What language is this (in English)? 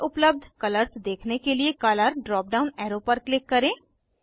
Hindi